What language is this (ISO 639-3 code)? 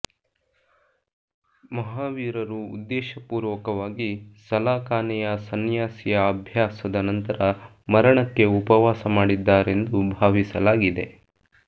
kan